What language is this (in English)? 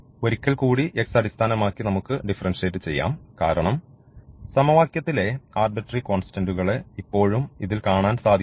Malayalam